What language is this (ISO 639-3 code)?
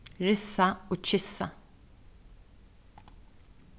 fao